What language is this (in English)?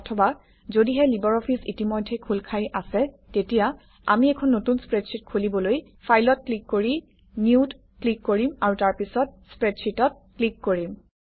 Assamese